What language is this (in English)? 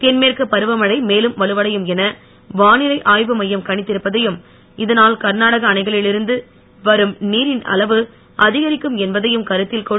Tamil